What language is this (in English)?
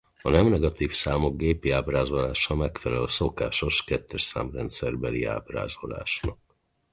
Hungarian